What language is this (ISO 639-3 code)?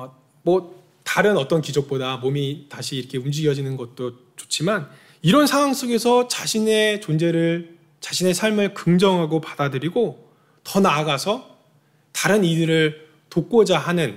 kor